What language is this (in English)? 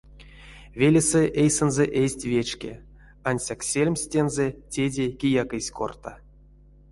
Erzya